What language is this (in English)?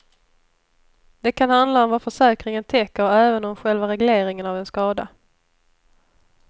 Swedish